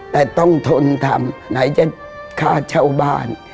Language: Thai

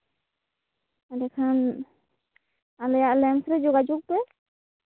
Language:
Santali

